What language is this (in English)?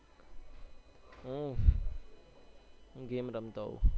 Gujarati